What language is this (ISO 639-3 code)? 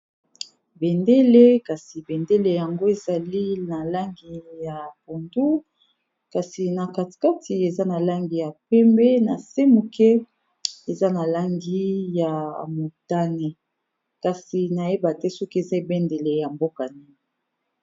lin